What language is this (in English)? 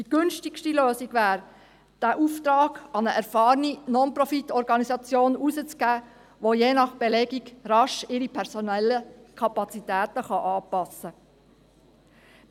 Swiss German